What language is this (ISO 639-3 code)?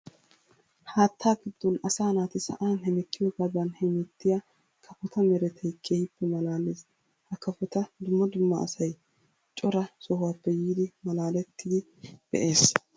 wal